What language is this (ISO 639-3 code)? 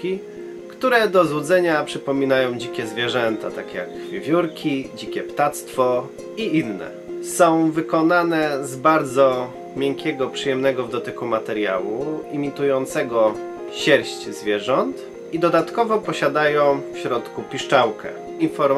pol